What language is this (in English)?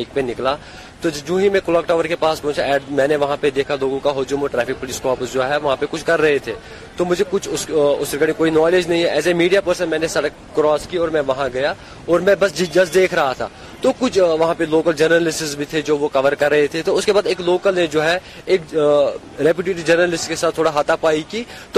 Urdu